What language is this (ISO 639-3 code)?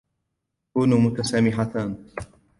ara